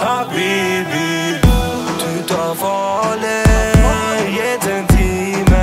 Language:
Arabic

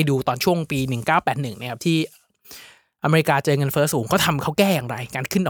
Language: Thai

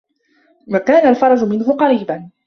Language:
Arabic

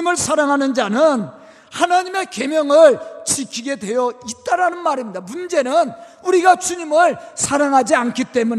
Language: Korean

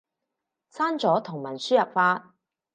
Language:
Cantonese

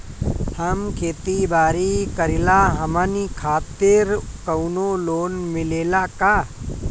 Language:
Bhojpuri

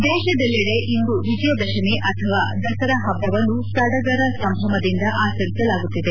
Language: Kannada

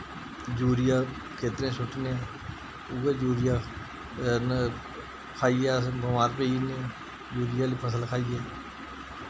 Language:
Dogri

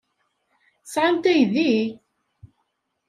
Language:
Kabyle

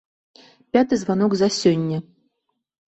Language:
Belarusian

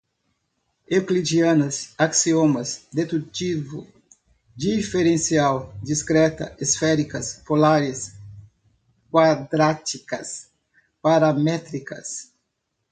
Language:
Portuguese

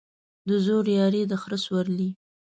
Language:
Pashto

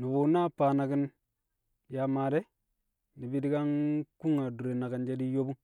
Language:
Kamo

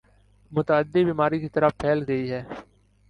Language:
Urdu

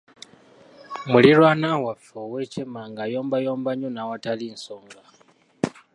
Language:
Ganda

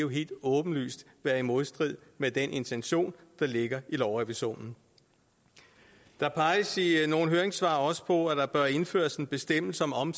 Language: Danish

